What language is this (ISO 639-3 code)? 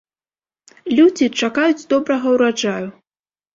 bel